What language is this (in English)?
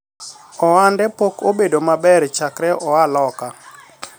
Luo (Kenya and Tanzania)